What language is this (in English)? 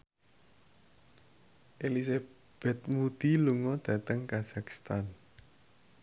Javanese